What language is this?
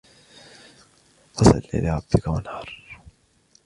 Arabic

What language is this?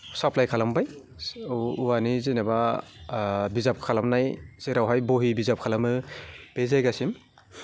Bodo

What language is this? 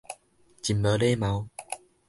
Min Nan Chinese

